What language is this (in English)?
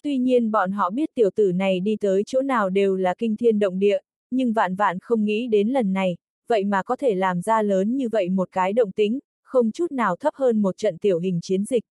Vietnamese